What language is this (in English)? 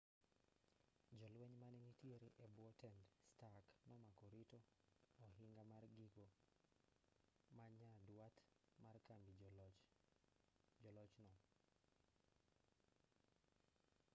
Luo (Kenya and Tanzania)